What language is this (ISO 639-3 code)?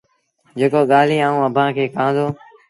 sbn